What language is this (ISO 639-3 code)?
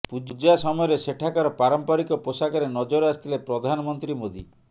ori